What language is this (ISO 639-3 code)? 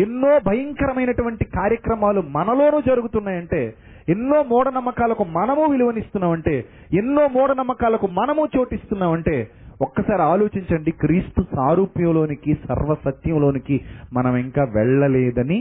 tel